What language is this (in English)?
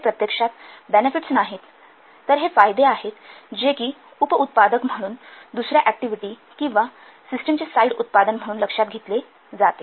Marathi